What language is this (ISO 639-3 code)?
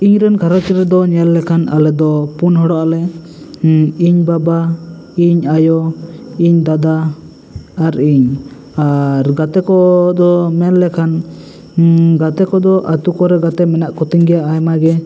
sat